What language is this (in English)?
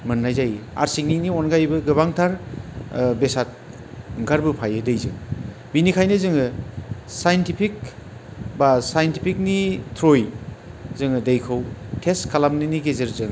Bodo